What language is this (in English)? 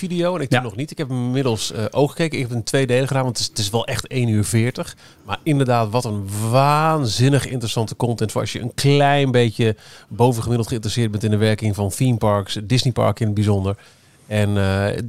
Dutch